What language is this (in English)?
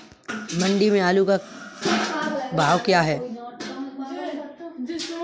Hindi